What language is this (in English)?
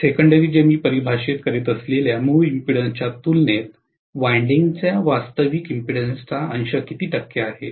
Marathi